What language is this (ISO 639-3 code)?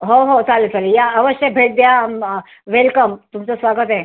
mar